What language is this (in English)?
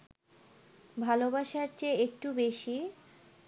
Bangla